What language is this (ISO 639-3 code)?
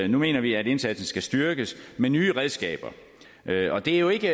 dan